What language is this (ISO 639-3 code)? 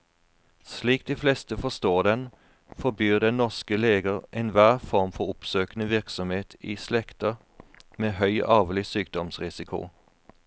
nor